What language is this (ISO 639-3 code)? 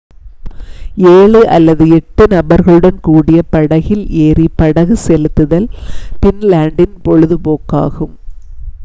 tam